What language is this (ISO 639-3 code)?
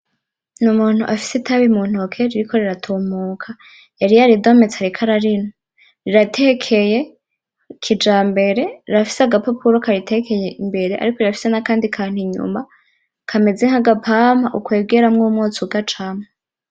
run